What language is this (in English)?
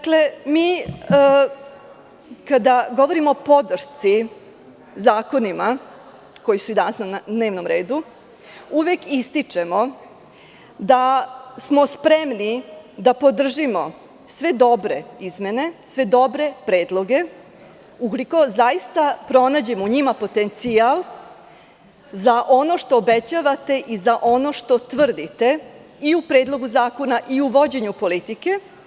Serbian